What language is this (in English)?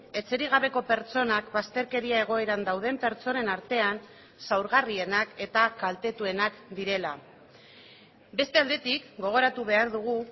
Basque